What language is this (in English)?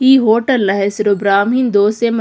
Kannada